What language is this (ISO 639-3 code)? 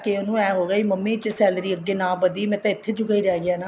pan